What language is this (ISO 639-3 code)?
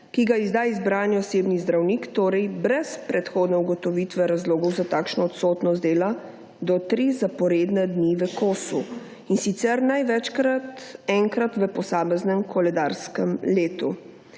slv